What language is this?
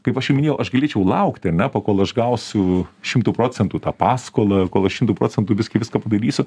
Lithuanian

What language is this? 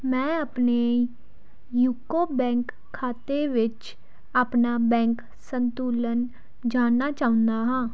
Punjabi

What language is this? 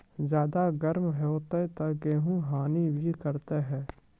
Maithili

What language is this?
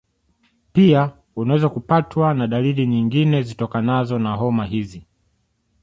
Swahili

